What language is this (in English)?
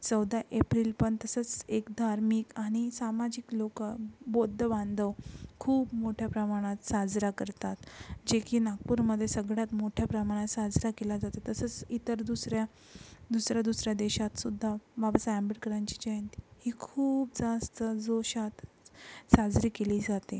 Marathi